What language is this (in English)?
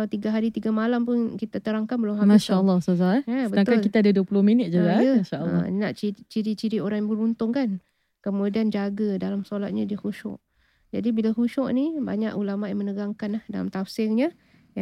Malay